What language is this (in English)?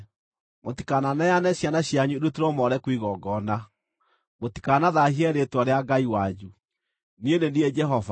Kikuyu